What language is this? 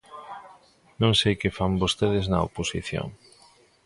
Galician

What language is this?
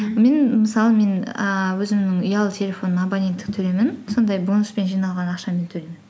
Kazakh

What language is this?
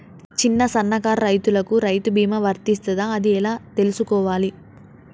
Telugu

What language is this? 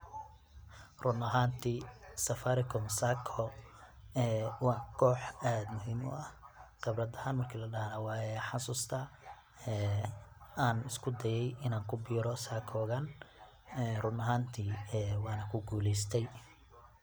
Somali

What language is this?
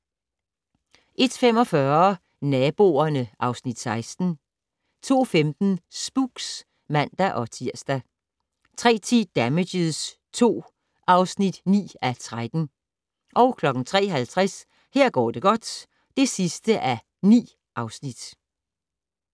Danish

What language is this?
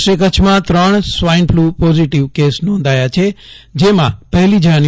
Gujarati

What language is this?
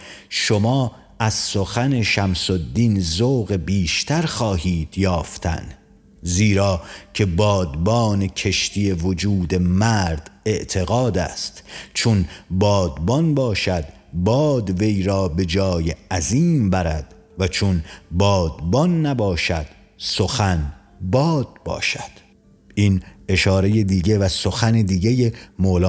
Persian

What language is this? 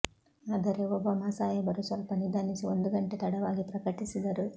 Kannada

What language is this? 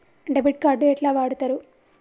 Telugu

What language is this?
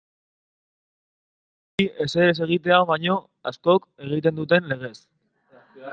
Basque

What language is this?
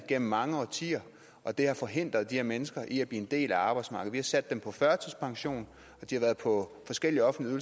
Danish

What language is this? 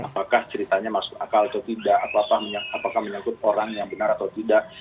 Indonesian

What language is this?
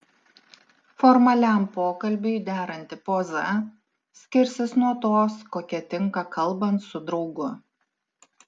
Lithuanian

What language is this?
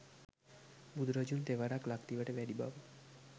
Sinhala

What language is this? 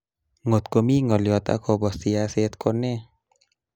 Kalenjin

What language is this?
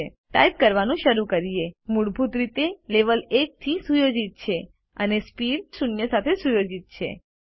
Gujarati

